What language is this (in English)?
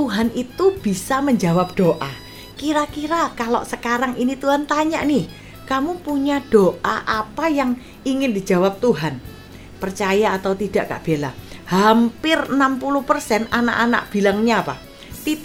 Indonesian